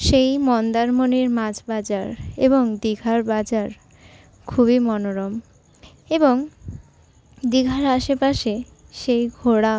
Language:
Bangla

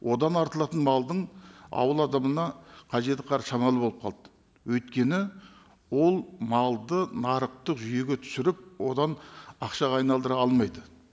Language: Kazakh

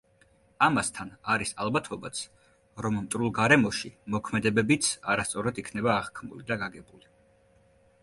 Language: Georgian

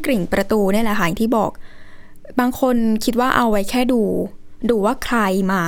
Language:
Thai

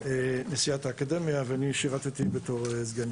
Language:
Hebrew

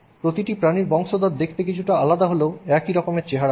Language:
Bangla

